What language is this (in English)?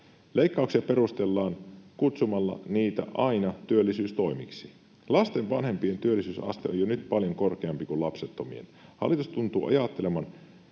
Finnish